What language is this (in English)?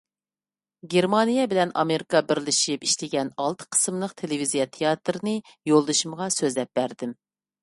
Uyghur